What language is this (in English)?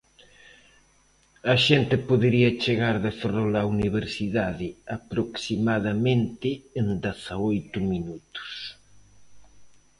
Galician